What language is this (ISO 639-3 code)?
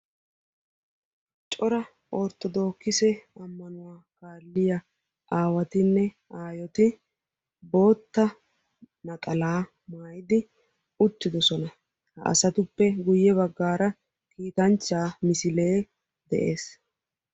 wal